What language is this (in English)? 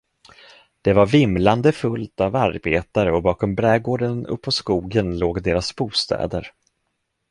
Swedish